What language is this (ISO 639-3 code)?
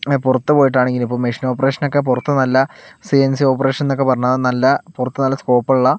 mal